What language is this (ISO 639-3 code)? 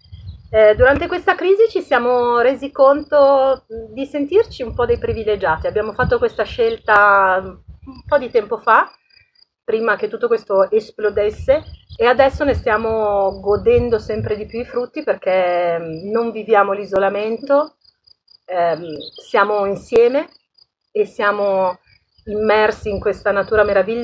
ita